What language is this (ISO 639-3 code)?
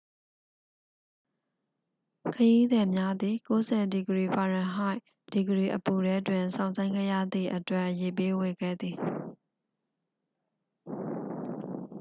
mya